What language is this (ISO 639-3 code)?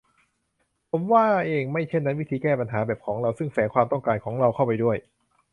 tha